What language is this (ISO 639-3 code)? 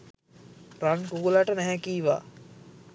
sin